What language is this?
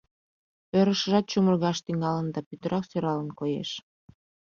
Mari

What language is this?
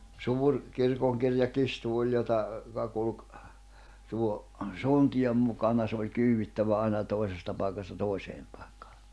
Finnish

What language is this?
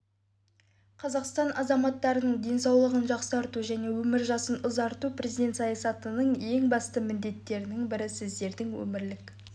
Kazakh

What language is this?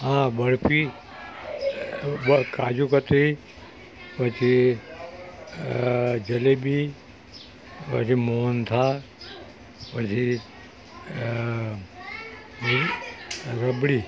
Gujarati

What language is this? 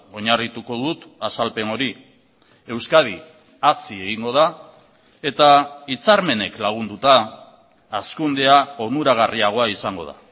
Basque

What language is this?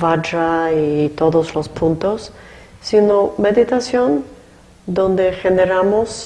Spanish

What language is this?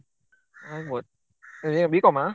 Kannada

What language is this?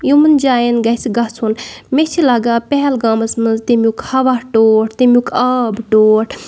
Kashmiri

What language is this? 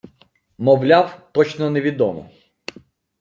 Ukrainian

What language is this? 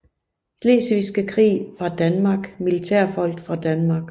Danish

